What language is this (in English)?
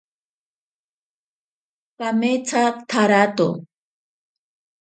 Ashéninka Perené